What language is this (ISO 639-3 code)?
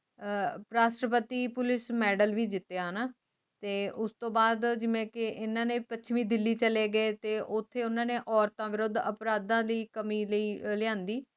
pan